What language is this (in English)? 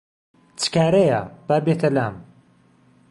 Central Kurdish